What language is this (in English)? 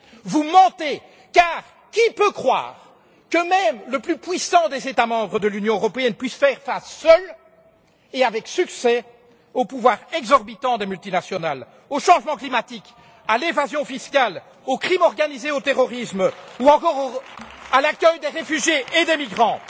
French